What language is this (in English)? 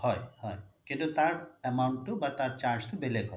Assamese